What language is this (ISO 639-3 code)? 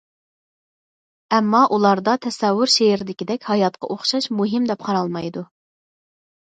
uig